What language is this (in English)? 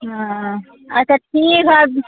Maithili